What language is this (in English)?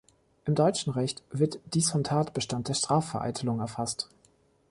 German